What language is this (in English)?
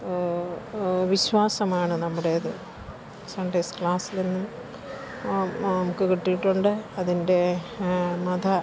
Malayalam